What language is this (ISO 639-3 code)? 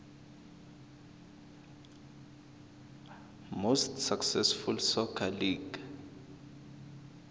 nbl